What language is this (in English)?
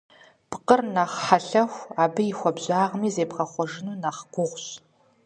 Kabardian